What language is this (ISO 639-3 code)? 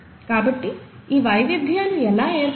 tel